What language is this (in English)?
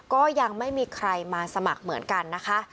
Thai